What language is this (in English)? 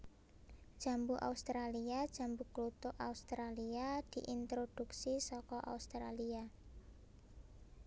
Javanese